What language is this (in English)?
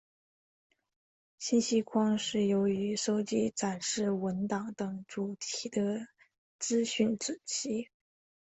Chinese